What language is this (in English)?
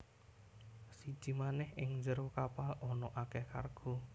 Javanese